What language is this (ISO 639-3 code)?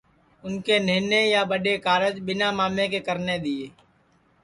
ssi